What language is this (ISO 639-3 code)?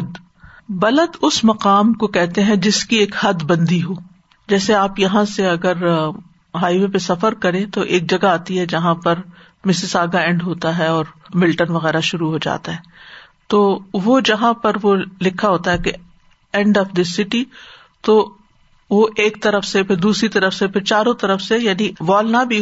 urd